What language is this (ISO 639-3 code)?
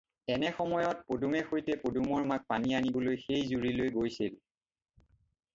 asm